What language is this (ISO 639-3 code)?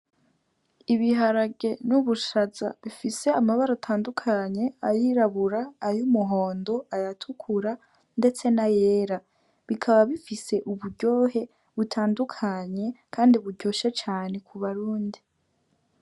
run